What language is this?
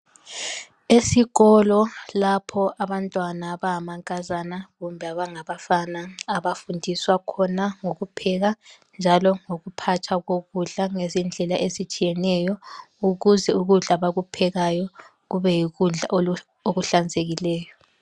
North Ndebele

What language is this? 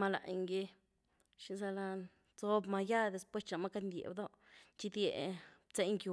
Güilá Zapotec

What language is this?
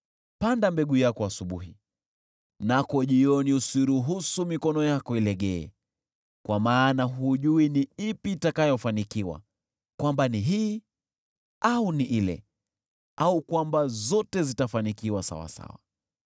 Swahili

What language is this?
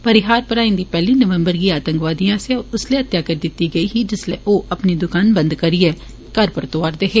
Dogri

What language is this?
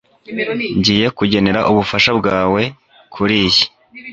Kinyarwanda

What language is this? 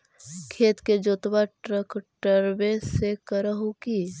Magahi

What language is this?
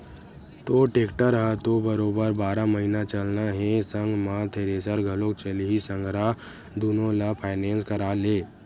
Chhattisgarhi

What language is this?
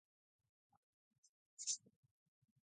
Basque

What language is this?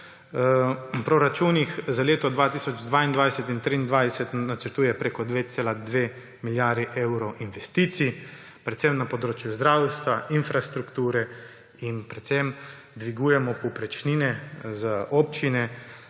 Slovenian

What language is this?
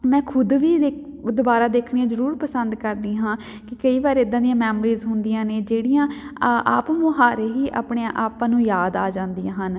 Punjabi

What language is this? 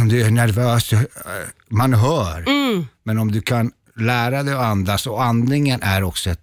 Swedish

